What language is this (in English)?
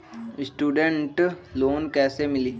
Magahi